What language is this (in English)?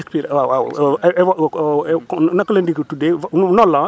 Wolof